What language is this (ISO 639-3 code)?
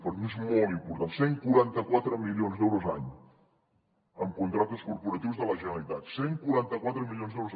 cat